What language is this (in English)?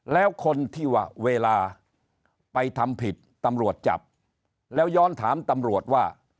Thai